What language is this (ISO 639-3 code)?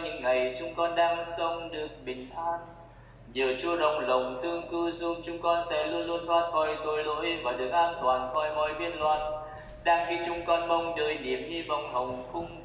vie